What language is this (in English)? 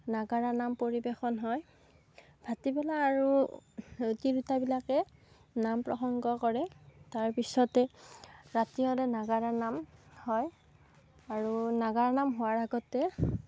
Assamese